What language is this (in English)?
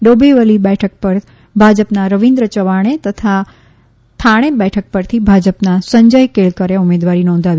Gujarati